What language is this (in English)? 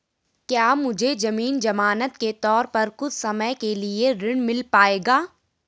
Hindi